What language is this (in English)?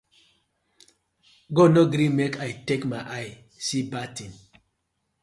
Nigerian Pidgin